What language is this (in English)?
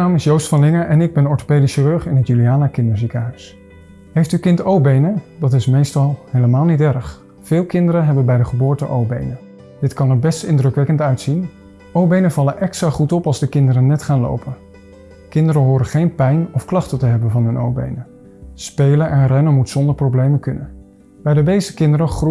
Dutch